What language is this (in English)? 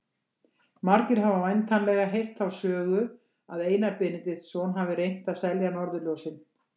Icelandic